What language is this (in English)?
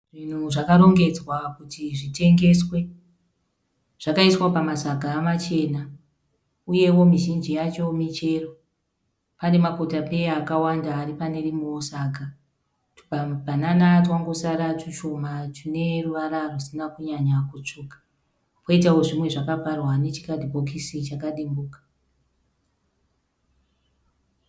Shona